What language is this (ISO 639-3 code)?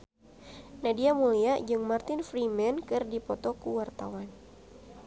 sun